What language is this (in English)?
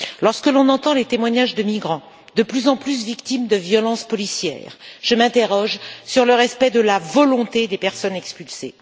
French